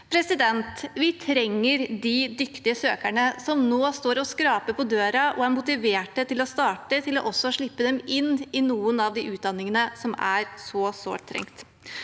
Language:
Norwegian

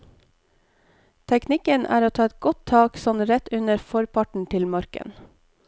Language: Norwegian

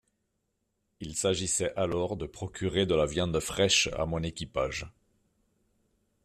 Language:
French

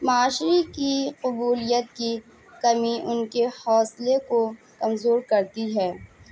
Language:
Urdu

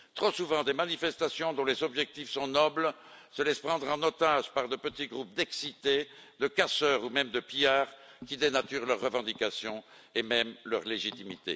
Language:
French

